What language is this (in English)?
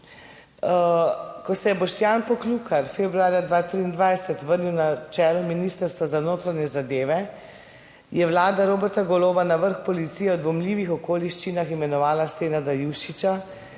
Slovenian